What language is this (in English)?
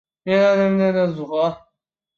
Chinese